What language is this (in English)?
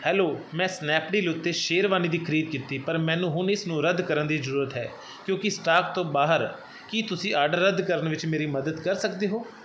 Punjabi